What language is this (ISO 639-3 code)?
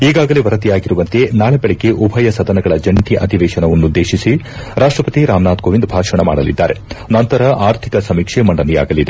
kan